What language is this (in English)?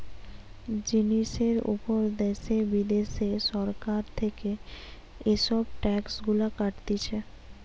Bangla